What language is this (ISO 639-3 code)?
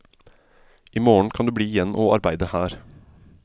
nor